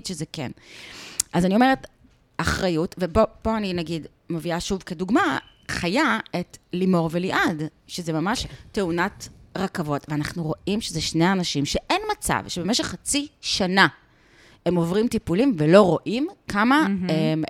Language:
Hebrew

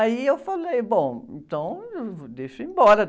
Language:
Portuguese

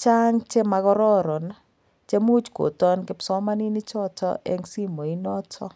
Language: Kalenjin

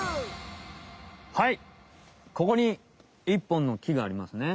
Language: Japanese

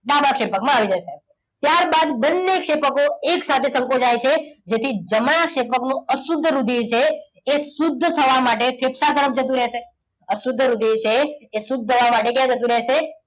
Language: Gujarati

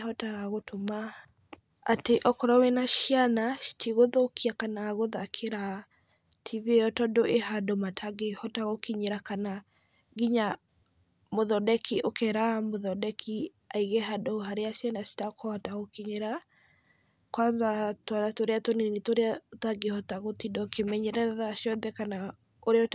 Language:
Kikuyu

